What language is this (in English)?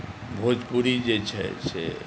Maithili